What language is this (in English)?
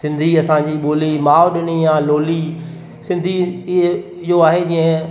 Sindhi